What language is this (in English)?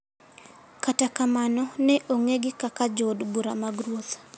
Luo (Kenya and Tanzania)